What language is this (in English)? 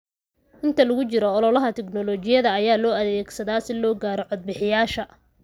Somali